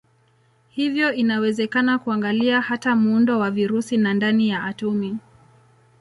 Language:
Swahili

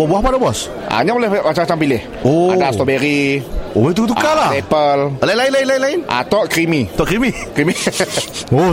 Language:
Malay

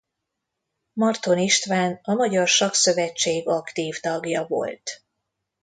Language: Hungarian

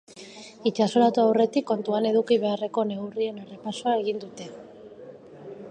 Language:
Basque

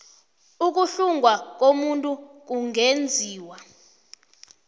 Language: South Ndebele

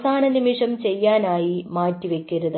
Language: Malayalam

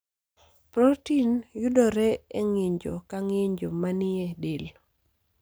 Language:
Luo (Kenya and Tanzania)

